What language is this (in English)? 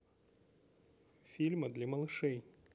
Russian